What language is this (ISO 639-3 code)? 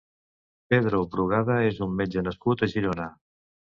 cat